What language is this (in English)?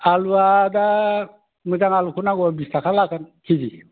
Bodo